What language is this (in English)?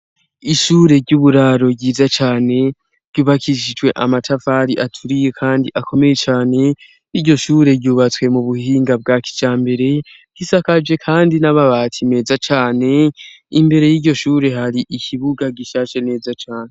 Rundi